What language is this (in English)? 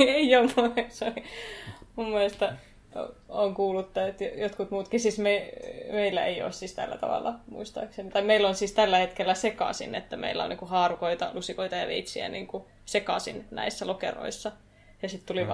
Finnish